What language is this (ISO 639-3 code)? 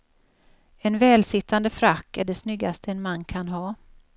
swe